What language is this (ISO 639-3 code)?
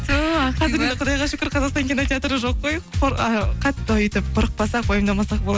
kaz